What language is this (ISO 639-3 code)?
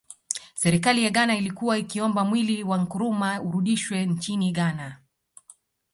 swa